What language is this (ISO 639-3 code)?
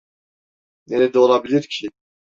tur